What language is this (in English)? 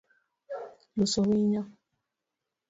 Luo (Kenya and Tanzania)